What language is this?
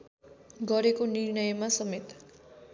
Nepali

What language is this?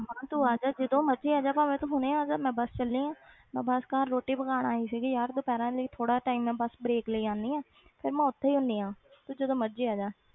Punjabi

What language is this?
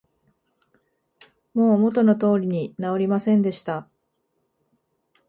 Japanese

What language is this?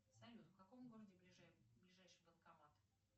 Russian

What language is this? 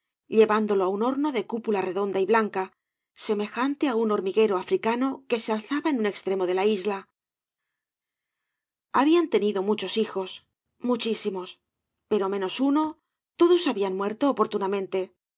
Spanish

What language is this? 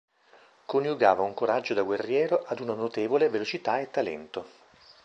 Italian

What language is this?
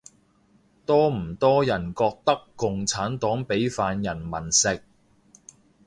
Cantonese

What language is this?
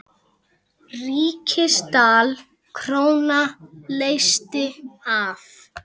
Icelandic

